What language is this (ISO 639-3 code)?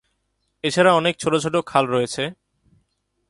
ben